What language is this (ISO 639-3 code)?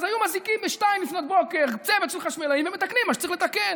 heb